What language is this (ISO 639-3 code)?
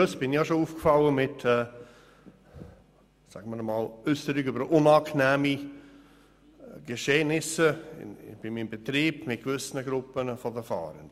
gsw